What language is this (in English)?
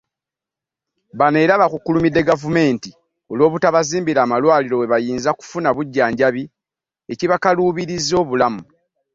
Ganda